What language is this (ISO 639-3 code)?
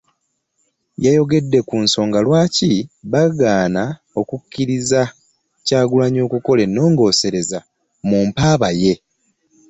lug